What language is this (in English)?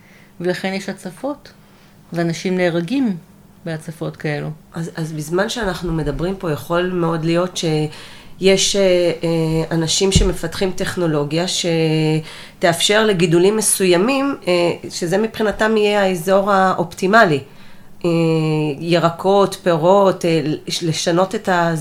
Hebrew